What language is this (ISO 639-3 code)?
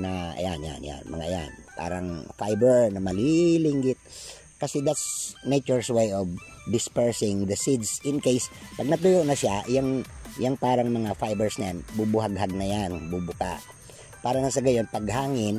fil